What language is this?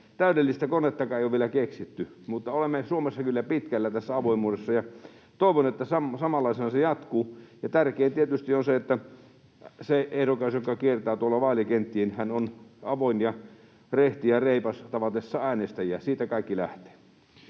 Finnish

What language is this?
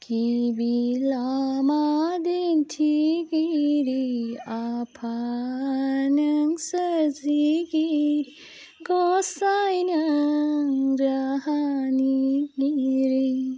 Bodo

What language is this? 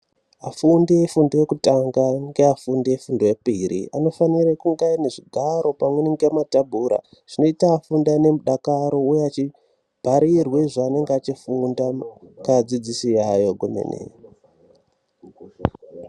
Ndau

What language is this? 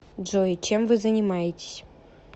Russian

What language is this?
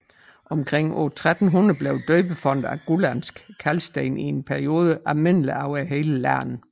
Danish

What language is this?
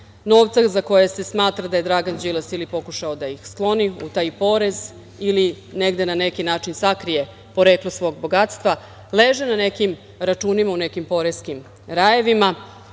Serbian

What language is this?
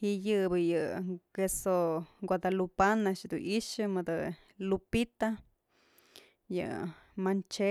Mazatlán Mixe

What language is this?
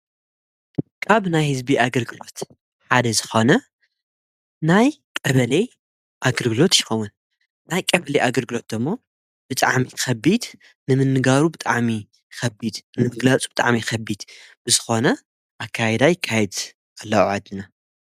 Tigrinya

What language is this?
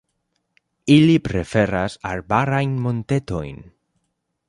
Esperanto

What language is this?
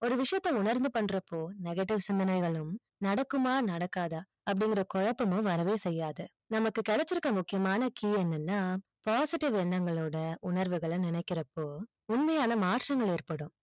Tamil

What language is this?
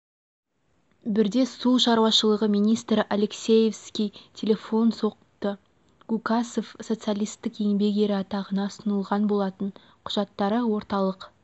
Kazakh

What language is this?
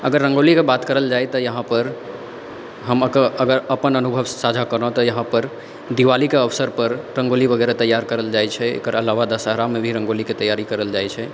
Maithili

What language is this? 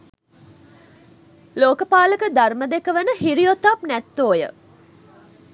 Sinhala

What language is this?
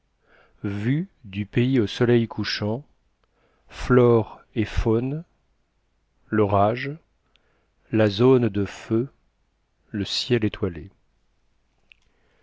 French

